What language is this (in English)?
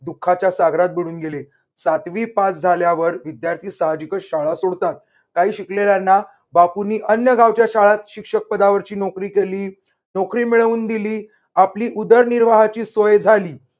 Marathi